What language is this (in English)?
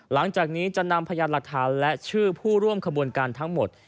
Thai